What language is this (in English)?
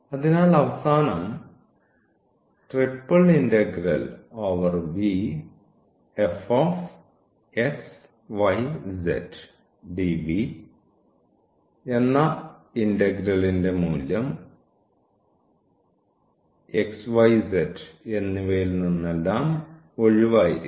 Malayalam